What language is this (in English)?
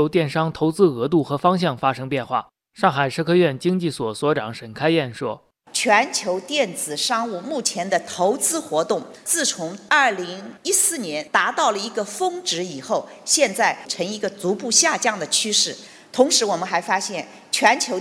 Chinese